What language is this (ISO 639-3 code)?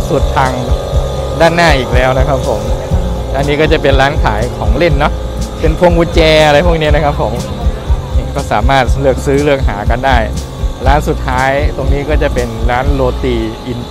tha